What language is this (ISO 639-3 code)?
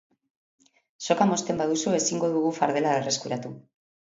eus